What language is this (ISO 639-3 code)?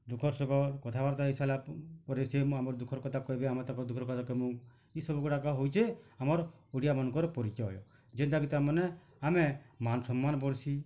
ori